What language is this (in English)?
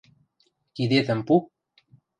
Western Mari